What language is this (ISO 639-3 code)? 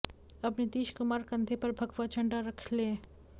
hin